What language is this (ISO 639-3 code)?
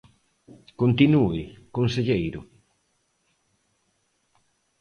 glg